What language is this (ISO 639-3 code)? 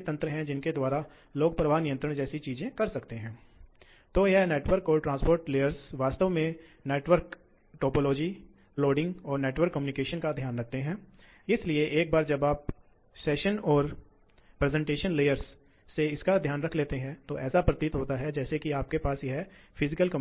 hin